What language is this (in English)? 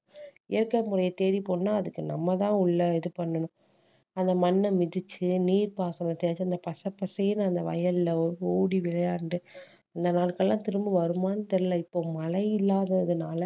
Tamil